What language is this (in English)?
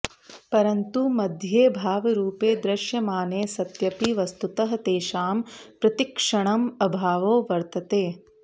Sanskrit